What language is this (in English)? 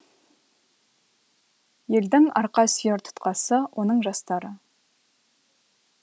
Kazakh